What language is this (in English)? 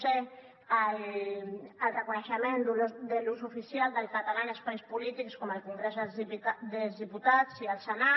Catalan